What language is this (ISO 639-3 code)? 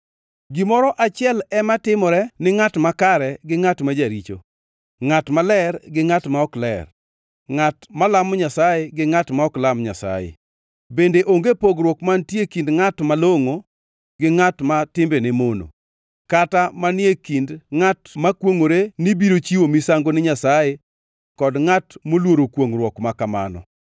luo